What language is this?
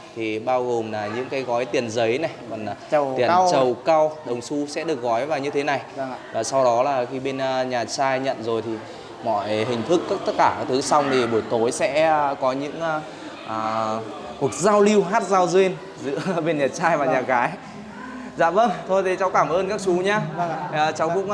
Vietnamese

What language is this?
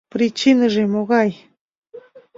Mari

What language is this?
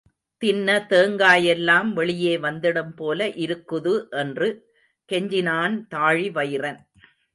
Tamil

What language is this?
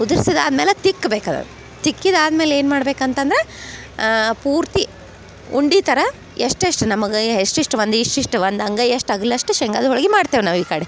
Kannada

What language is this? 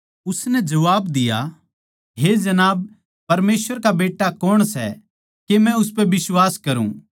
Haryanvi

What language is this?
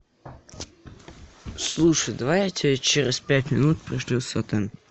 Russian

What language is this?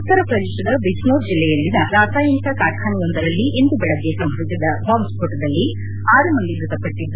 Kannada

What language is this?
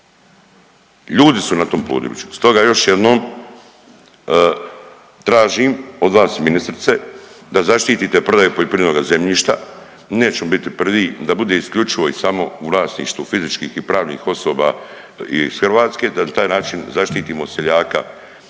Croatian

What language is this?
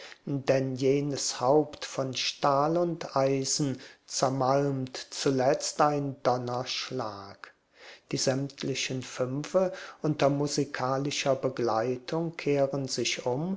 German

